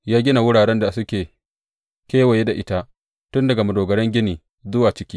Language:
Hausa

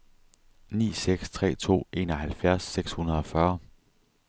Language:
Danish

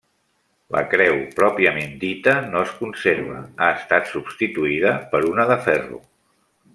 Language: Catalan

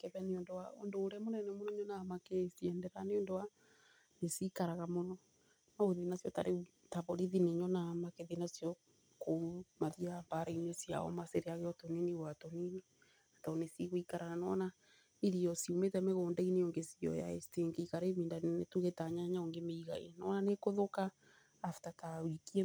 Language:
Kikuyu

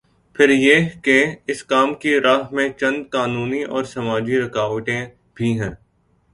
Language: Urdu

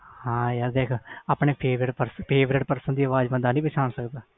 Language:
Punjabi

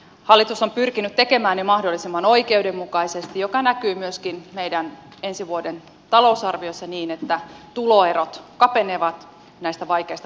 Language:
Finnish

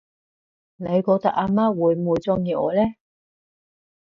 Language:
Cantonese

